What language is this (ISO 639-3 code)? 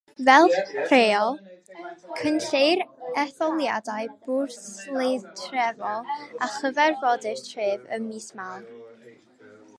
cym